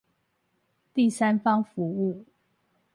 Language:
Chinese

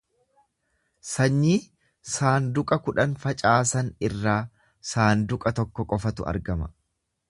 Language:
Oromo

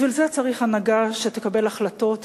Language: Hebrew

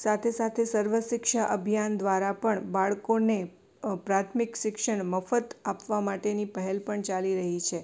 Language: Gujarati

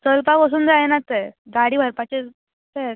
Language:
Konkani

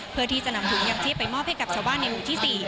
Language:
Thai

